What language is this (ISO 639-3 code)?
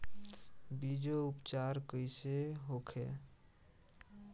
bho